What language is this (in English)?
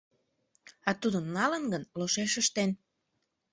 Mari